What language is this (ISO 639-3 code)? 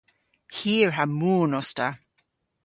cor